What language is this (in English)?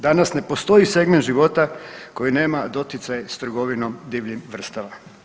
Croatian